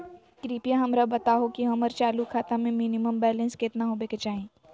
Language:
Magahi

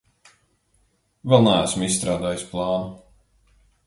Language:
Latvian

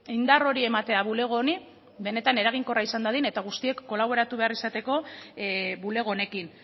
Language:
Basque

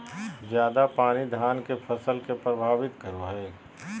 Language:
Magahi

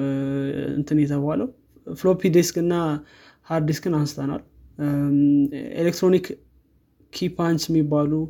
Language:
Amharic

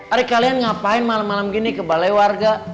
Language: Indonesian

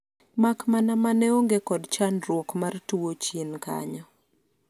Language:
Luo (Kenya and Tanzania)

